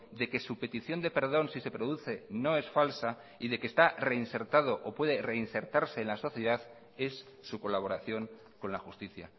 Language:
Spanish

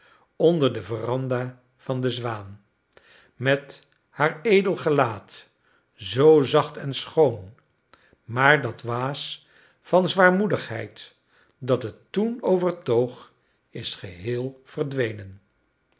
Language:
Dutch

